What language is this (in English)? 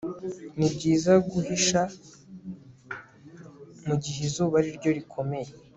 Kinyarwanda